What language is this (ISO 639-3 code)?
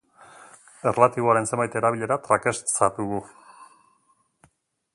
eus